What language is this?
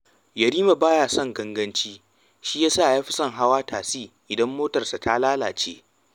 Hausa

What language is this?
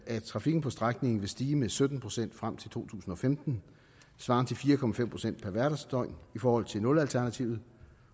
Danish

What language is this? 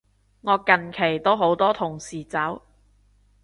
Cantonese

